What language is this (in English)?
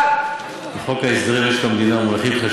Hebrew